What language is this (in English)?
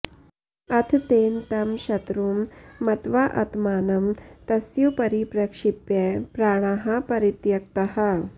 Sanskrit